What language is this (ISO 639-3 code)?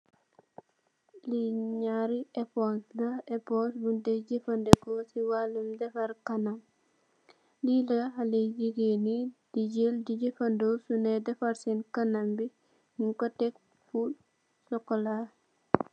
wol